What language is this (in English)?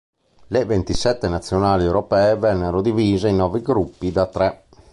Italian